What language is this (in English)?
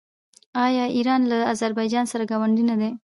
Pashto